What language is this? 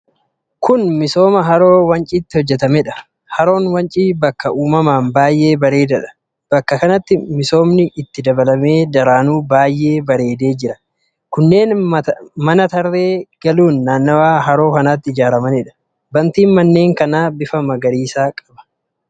Oromo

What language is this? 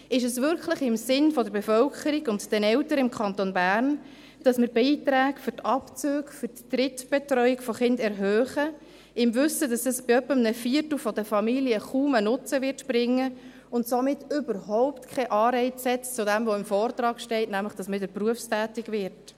Swiss German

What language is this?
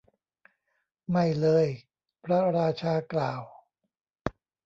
Thai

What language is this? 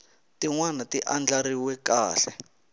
Tsonga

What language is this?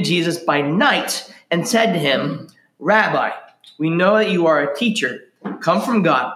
English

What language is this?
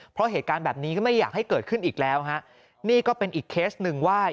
Thai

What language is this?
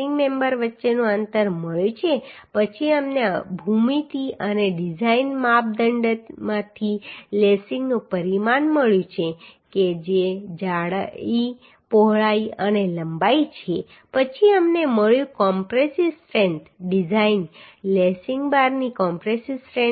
Gujarati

